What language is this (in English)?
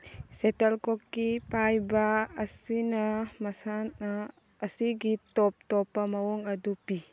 Manipuri